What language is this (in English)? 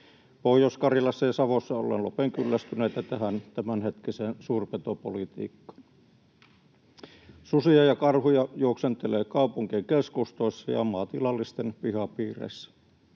Finnish